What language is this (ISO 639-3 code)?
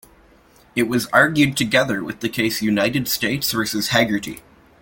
eng